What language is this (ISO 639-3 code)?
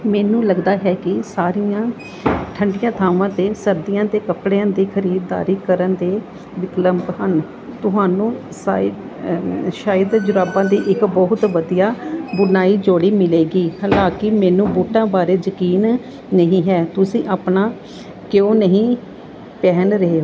pan